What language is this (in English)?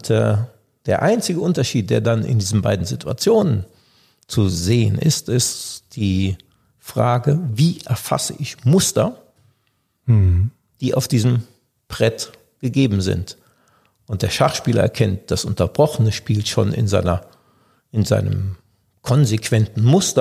German